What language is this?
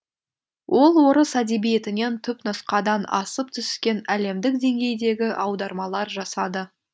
Kazakh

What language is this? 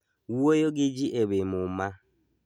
Luo (Kenya and Tanzania)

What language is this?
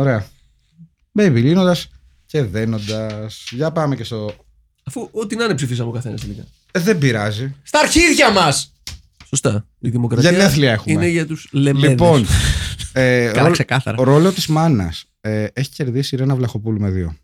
Greek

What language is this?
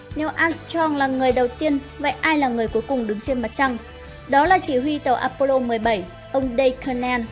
Vietnamese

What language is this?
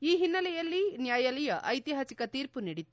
Kannada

